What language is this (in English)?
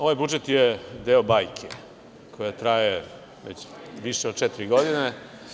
Serbian